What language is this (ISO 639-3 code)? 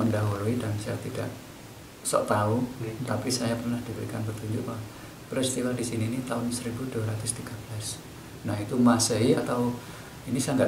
ind